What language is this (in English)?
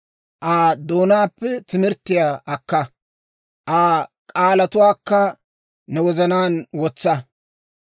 Dawro